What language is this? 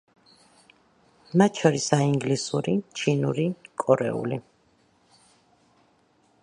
Georgian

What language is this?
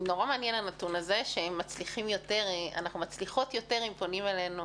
Hebrew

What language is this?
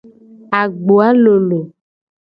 Gen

